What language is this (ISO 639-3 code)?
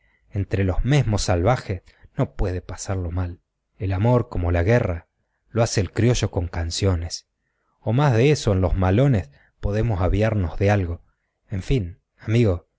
spa